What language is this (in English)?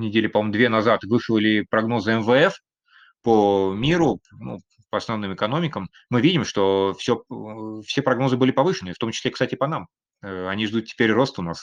Russian